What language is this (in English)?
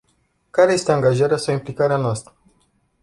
Romanian